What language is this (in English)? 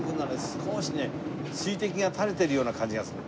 Japanese